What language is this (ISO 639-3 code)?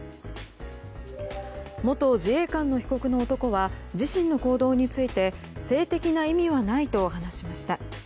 jpn